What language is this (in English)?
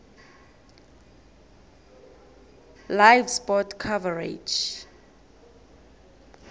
South Ndebele